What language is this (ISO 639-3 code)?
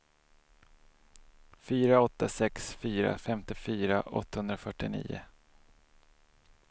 swe